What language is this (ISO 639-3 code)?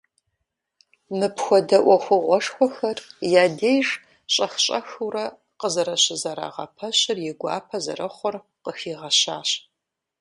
kbd